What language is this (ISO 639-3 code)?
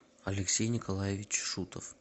rus